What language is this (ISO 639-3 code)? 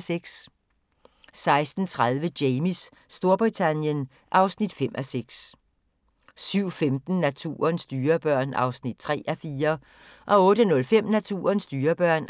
dan